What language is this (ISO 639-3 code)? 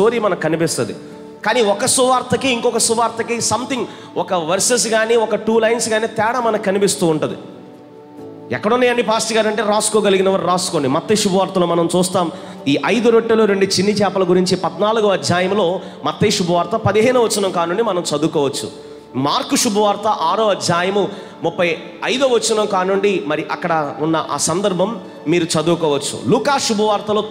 hin